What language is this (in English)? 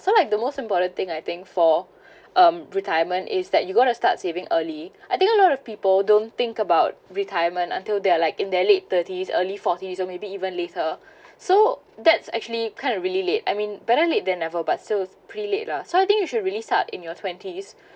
English